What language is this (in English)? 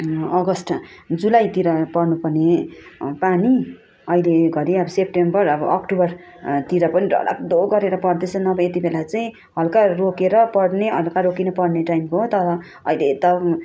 Nepali